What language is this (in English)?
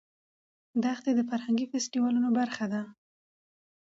Pashto